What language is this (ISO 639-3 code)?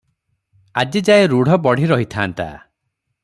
ori